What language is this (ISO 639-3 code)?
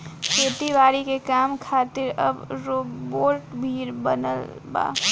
bho